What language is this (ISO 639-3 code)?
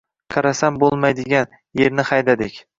uzb